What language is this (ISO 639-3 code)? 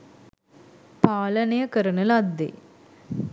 sin